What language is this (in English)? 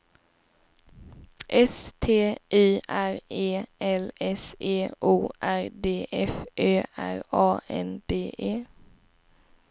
Swedish